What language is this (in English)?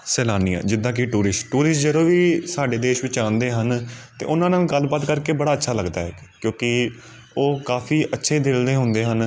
Punjabi